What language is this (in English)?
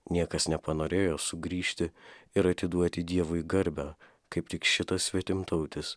Lithuanian